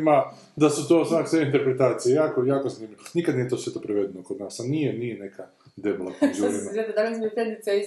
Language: Croatian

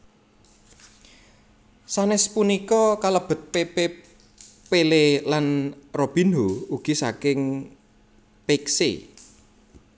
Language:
Javanese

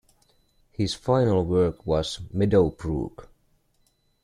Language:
English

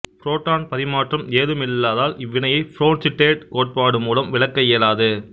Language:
Tamil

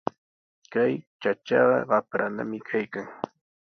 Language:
Sihuas Ancash Quechua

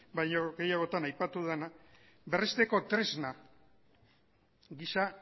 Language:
Basque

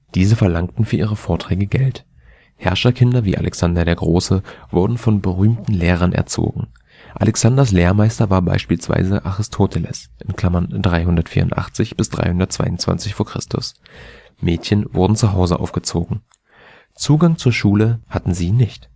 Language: German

